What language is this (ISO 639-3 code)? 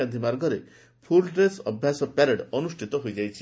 ori